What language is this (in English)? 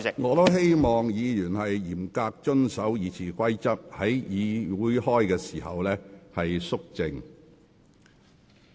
Cantonese